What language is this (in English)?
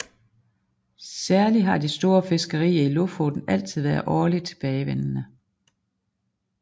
Danish